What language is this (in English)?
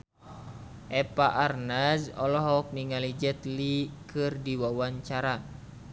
Sundanese